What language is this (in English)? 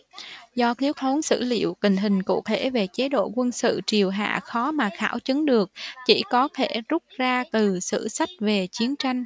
Vietnamese